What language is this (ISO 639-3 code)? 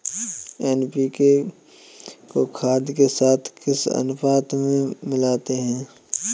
hin